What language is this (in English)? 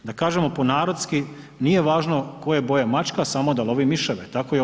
Croatian